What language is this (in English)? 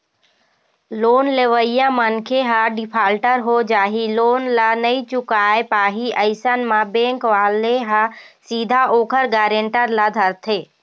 Chhattisgarhi